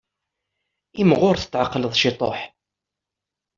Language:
Kabyle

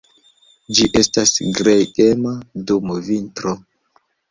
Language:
Esperanto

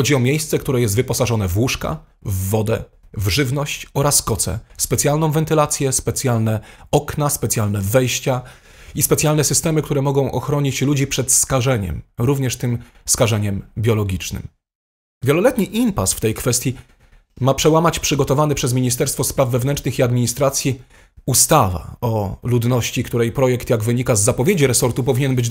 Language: Polish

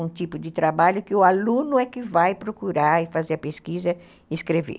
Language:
Portuguese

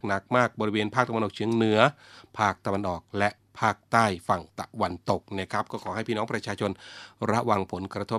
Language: Thai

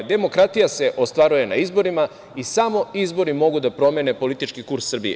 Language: Serbian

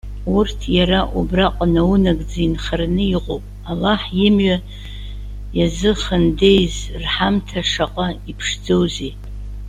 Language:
Abkhazian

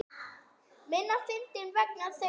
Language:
Icelandic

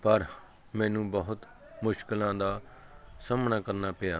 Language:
Punjabi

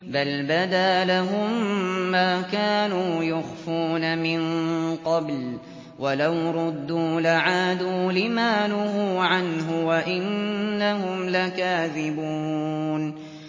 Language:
Arabic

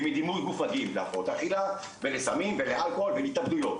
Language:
Hebrew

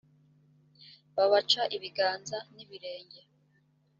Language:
Kinyarwanda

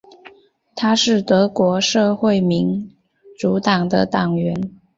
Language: Chinese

